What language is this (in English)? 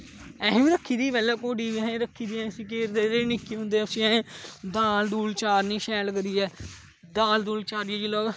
Dogri